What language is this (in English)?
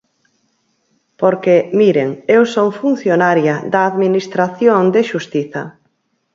Galician